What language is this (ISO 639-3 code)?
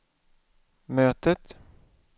swe